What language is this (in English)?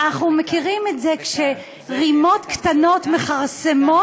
Hebrew